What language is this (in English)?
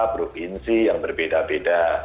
Indonesian